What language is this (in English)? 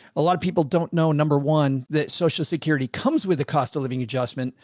English